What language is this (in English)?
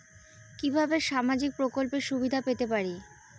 Bangla